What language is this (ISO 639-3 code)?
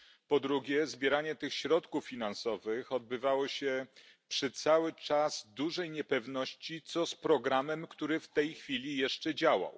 pol